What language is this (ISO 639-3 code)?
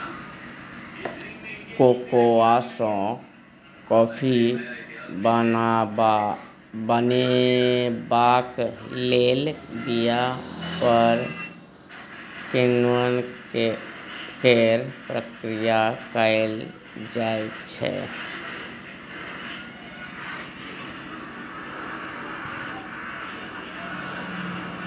mai